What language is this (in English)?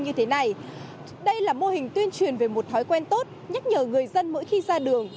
Vietnamese